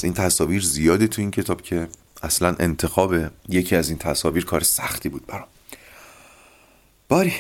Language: Persian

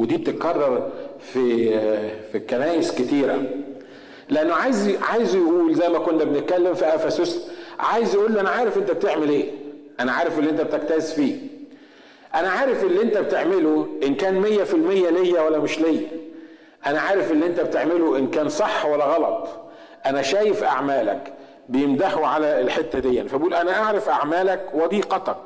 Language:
Arabic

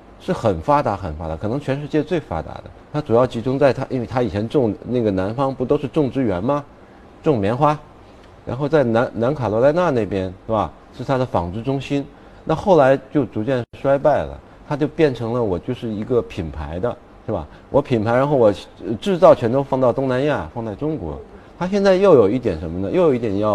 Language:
Chinese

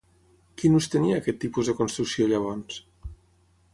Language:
Catalan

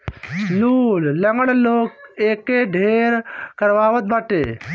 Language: Bhojpuri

